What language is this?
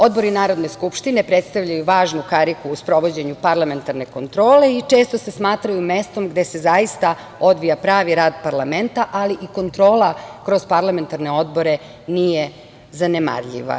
Serbian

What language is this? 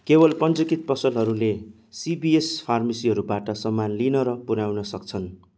Nepali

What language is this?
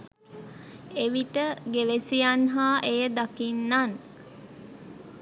Sinhala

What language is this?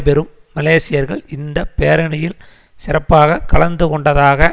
Tamil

